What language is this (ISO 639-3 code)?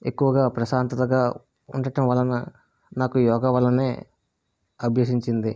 tel